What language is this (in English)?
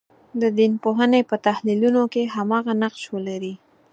Pashto